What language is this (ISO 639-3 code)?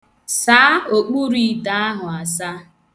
ibo